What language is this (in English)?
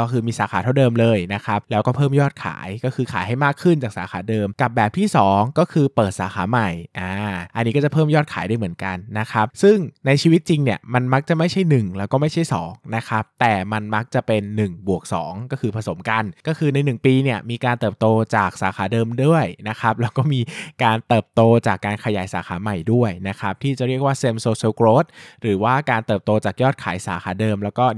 Thai